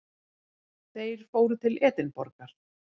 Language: Icelandic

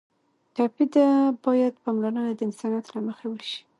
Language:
Pashto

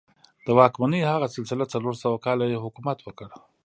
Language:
Pashto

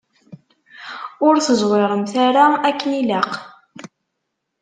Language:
Kabyle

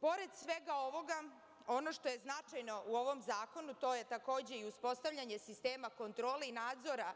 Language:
Serbian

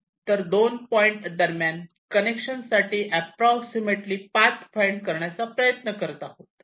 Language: Marathi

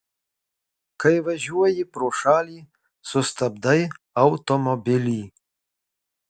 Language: Lithuanian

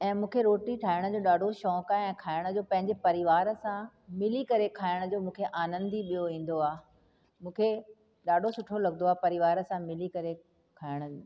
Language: Sindhi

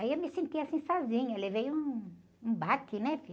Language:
Portuguese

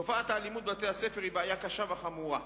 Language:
Hebrew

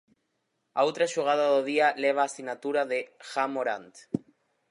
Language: Galician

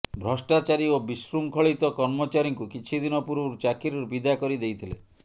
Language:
Odia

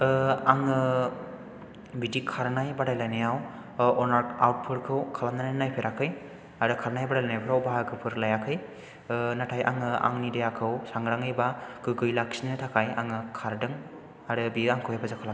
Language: Bodo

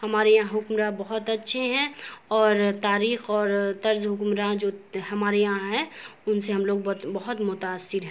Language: Urdu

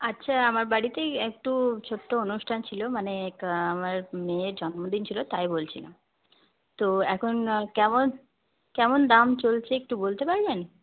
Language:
Bangla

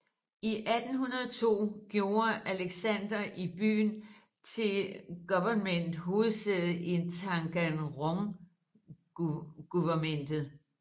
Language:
Danish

